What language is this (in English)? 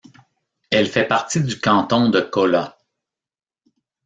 French